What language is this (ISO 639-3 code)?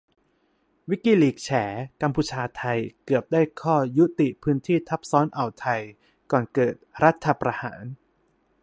tha